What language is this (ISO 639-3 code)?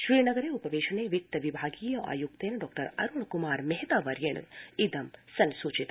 san